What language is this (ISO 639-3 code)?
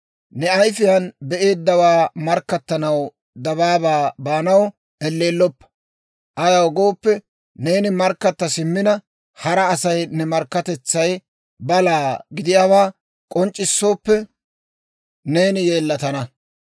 dwr